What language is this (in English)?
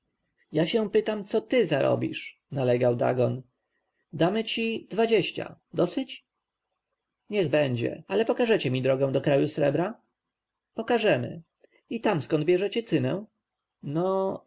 Polish